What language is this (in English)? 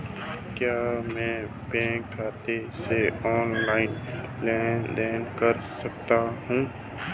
Hindi